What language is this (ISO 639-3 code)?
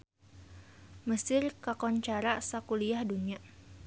sun